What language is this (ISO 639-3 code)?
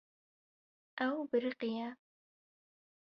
kur